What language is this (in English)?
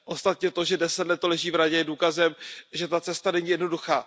Czech